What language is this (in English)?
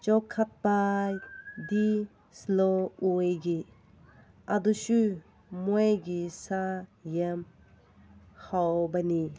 Manipuri